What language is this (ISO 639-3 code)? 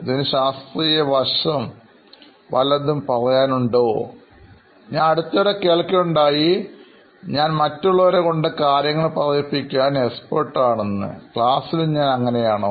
mal